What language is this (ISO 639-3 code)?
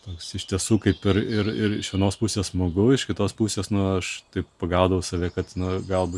lit